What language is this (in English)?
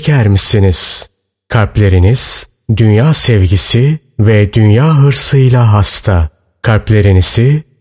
Turkish